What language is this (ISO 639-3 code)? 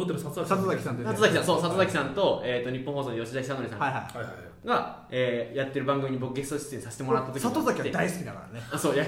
jpn